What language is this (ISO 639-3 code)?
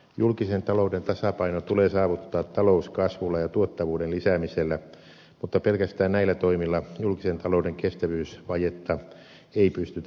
fin